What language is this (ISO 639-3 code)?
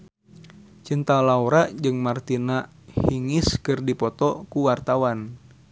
sun